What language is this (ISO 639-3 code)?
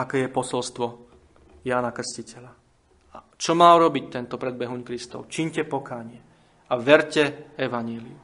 slk